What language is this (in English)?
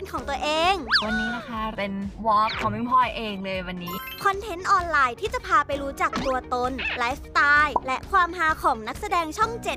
Thai